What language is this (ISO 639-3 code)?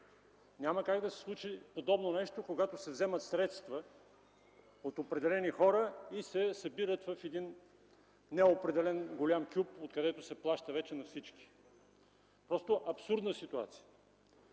bul